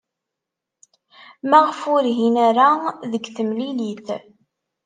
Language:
Kabyle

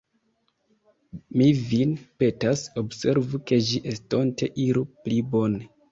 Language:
Esperanto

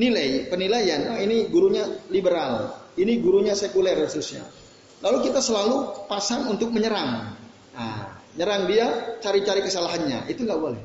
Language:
Indonesian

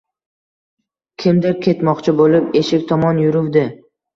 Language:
Uzbek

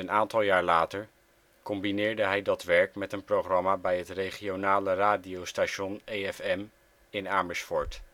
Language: Dutch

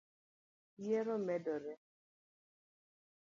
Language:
Luo (Kenya and Tanzania)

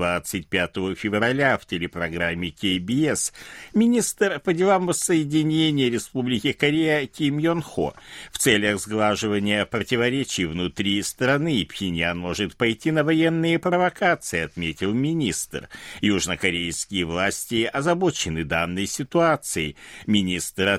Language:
Russian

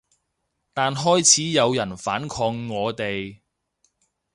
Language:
Cantonese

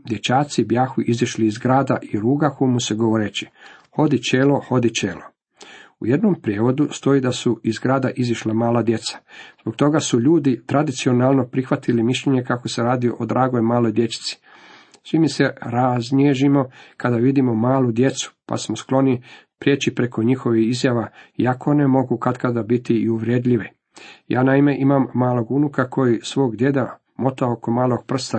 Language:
Croatian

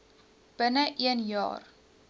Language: Afrikaans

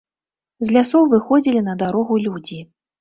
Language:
Belarusian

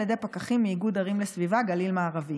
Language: Hebrew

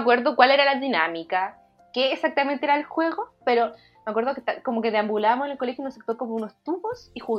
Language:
Spanish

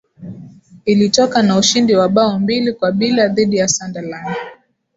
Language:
Swahili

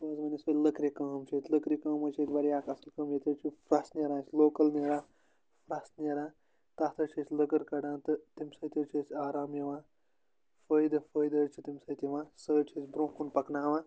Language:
Kashmiri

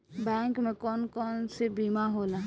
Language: Bhojpuri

